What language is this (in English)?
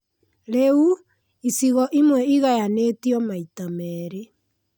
Kikuyu